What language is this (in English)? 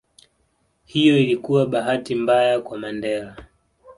Swahili